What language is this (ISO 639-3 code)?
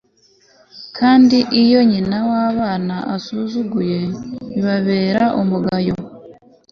kin